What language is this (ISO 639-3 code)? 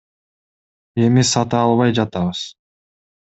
kir